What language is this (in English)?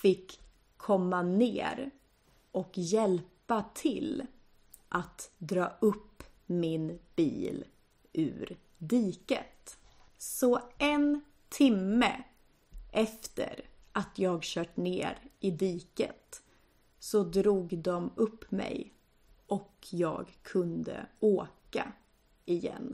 Swedish